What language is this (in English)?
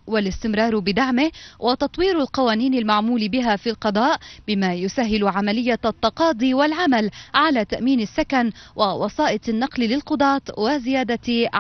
Arabic